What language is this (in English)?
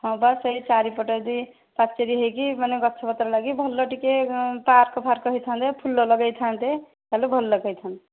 Odia